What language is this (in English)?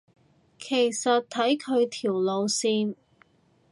Cantonese